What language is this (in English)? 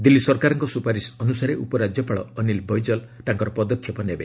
Odia